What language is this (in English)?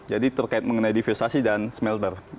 Indonesian